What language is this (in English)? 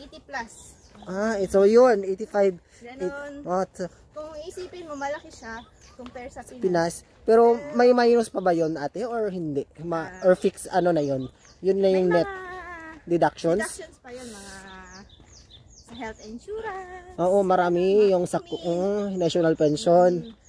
Filipino